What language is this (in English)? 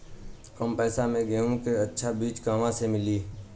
Bhojpuri